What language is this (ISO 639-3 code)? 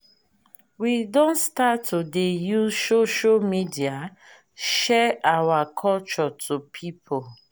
pcm